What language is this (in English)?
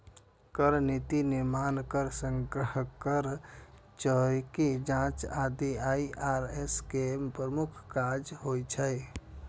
Maithili